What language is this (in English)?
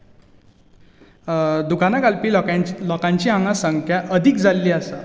Konkani